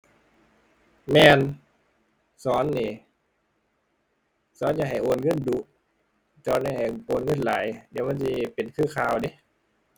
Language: Thai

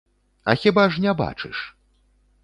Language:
Belarusian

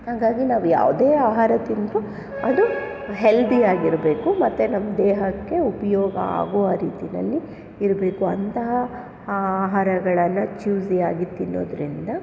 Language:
Kannada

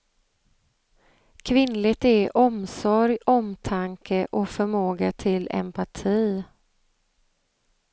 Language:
Swedish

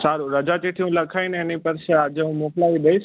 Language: Gujarati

